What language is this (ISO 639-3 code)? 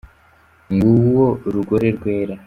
kin